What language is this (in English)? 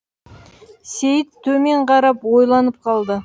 Kazakh